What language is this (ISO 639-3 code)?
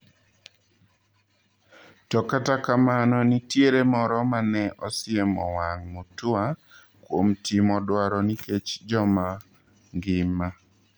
luo